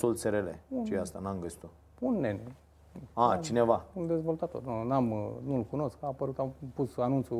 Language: Romanian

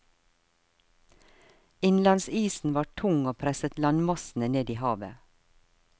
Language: Norwegian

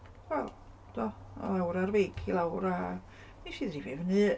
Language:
Welsh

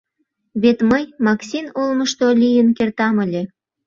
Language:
Mari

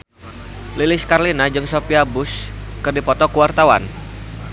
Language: Sundanese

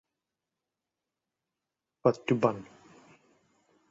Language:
Thai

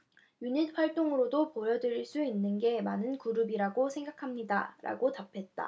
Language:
Korean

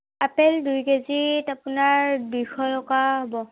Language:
Assamese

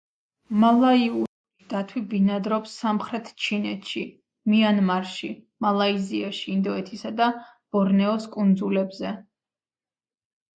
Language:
Georgian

